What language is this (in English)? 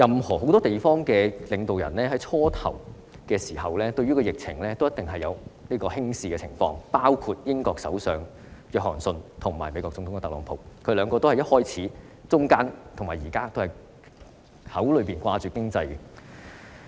Cantonese